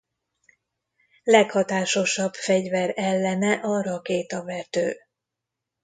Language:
Hungarian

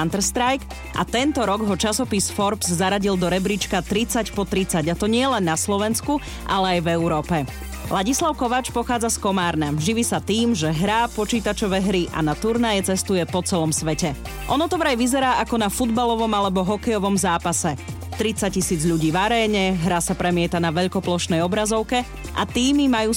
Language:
Slovak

